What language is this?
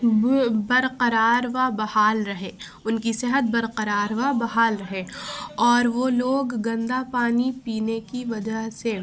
Urdu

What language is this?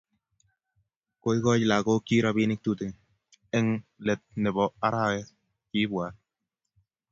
Kalenjin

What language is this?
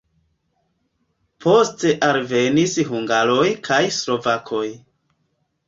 Esperanto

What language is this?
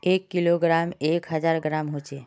Magahi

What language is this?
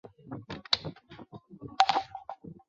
Chinese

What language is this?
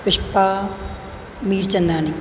Sindhi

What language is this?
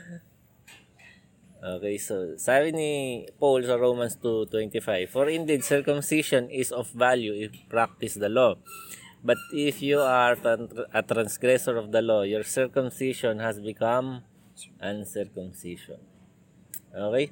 Filipino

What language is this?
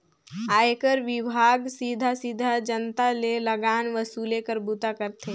Chhattisgarhi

